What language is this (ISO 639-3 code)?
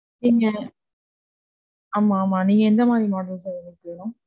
tam